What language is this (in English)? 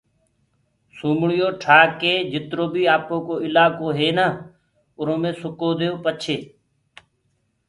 Gurgula